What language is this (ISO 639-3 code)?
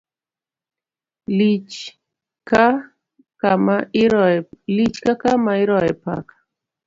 luo